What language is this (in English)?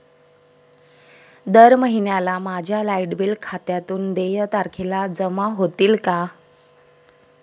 Marathi